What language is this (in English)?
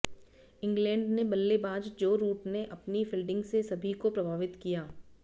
Hindi